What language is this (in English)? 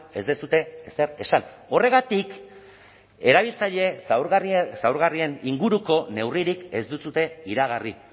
Basque